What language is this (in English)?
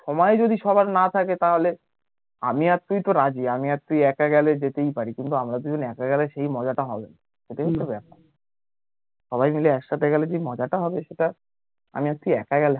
Bangla